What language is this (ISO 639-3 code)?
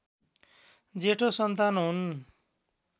nep